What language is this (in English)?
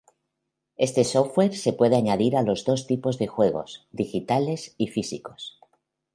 Spanish